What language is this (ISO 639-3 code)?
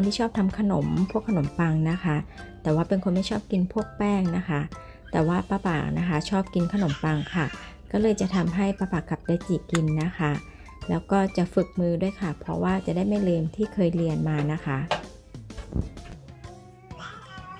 tha